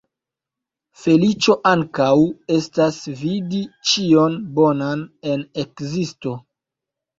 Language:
Esperanto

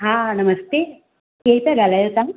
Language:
Sindhi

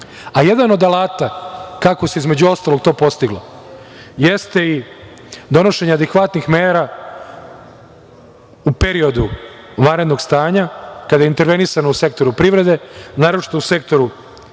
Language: Serbian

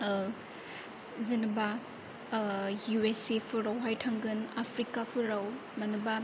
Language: Bodo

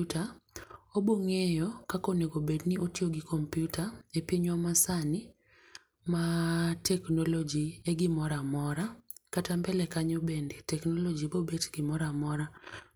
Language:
Luo (Kenya and Tanzania)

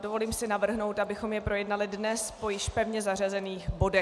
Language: Czech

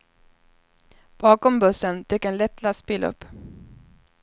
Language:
Swedish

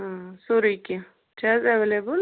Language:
Kashmiri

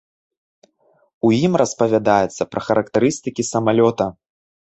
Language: Belarusian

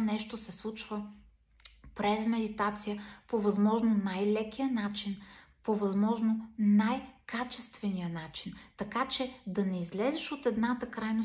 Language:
Bulgarian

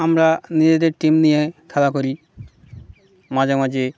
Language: Bangla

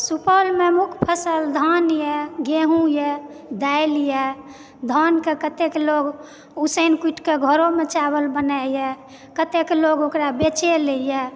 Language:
Maithili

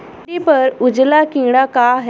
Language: Bhojpuri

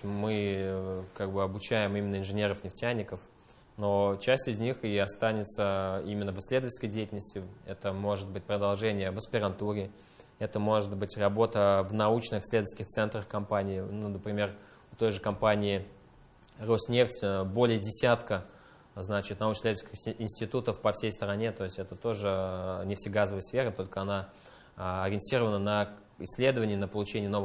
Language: Russian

